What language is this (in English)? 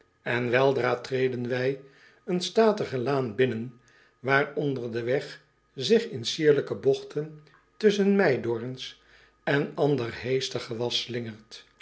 Dutch